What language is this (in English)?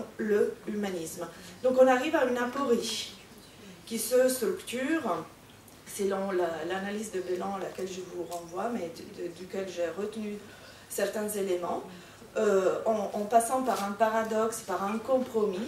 French